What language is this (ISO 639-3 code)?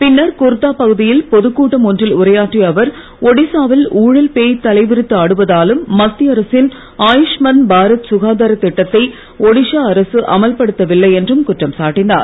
tam